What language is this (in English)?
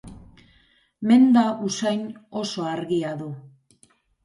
Basque